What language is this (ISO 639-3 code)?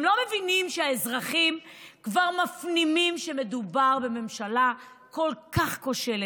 heb